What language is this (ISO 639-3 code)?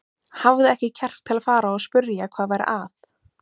isl